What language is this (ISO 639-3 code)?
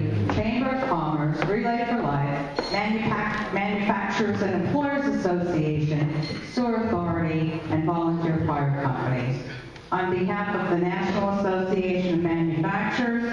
eng